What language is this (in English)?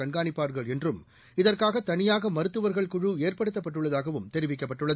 Tamil